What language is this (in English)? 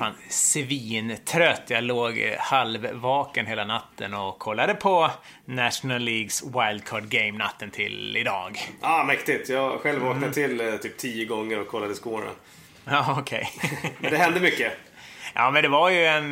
Swedish